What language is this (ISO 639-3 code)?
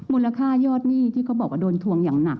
tha